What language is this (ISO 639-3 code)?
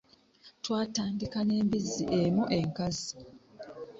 lug